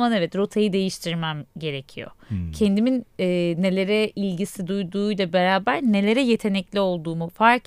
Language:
Turkish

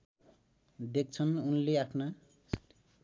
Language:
Nepali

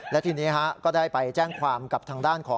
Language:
Thai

